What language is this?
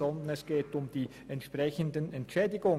Swiss German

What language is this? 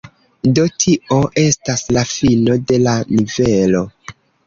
Esperanto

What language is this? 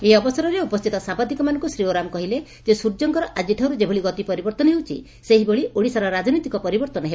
Odia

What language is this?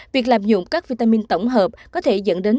Vietnamese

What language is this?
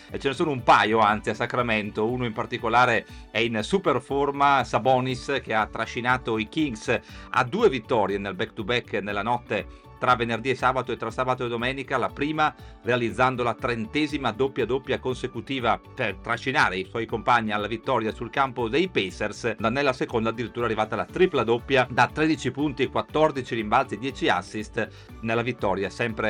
Italian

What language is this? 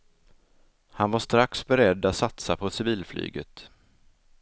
Swedish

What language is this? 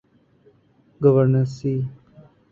Urdu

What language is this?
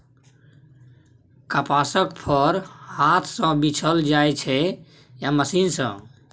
Maithili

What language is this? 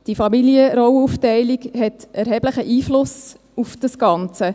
Swiss German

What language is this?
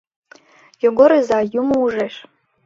Mari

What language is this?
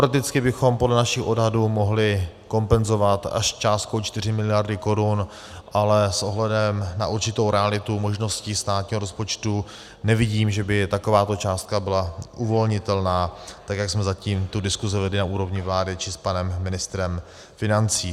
Czech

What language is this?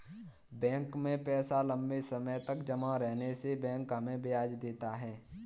Hindi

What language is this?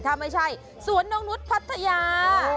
Thai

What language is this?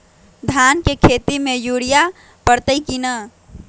Magahi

